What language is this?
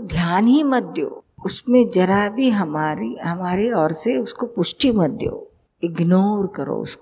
Hindi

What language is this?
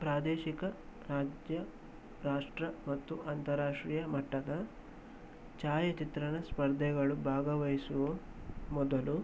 Kannada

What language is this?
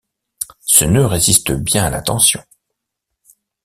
French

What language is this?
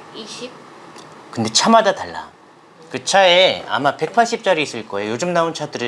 Korean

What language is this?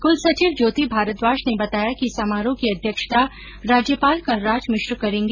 Hindi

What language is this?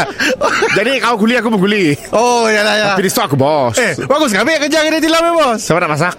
Malay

